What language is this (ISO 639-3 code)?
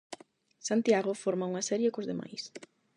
glg